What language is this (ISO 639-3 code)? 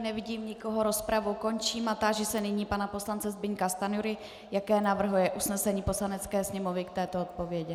ces